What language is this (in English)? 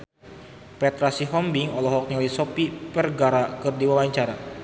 Sundanese